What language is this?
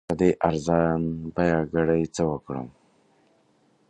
Pashto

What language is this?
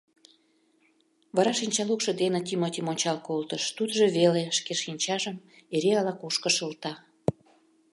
Mari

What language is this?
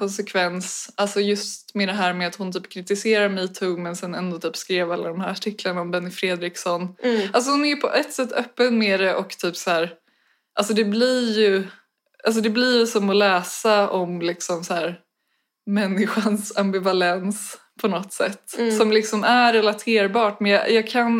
Swedish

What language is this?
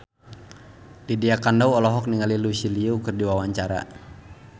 Sundanese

